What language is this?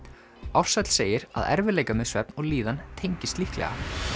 Icelandic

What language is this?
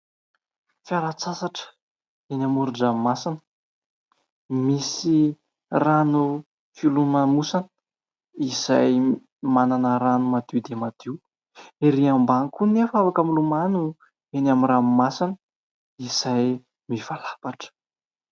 Malagasy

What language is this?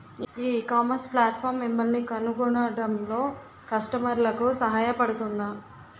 Telugu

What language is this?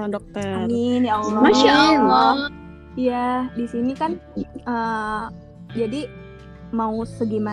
Indonesian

